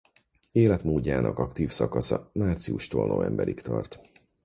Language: Hungarian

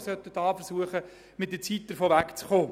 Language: Swiss German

